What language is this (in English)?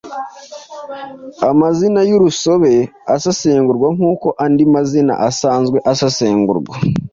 Kinyarwanda